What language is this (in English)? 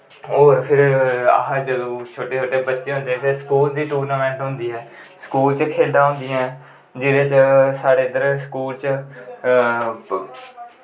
Dogri